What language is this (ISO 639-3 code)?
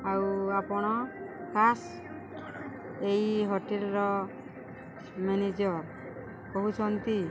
ori